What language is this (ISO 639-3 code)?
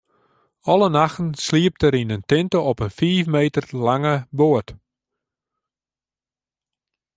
fry